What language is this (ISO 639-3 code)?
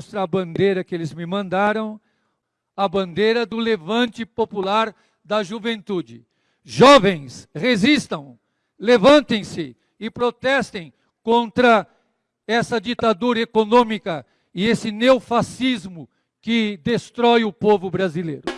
por